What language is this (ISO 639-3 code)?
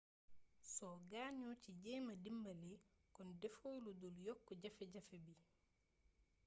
wol